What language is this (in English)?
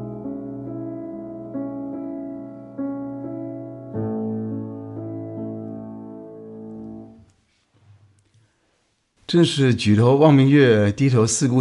Chinese